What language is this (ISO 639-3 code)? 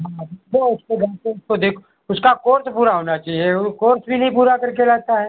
hin